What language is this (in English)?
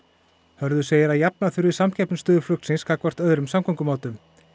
Icelandic